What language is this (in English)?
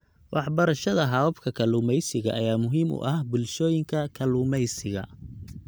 Somali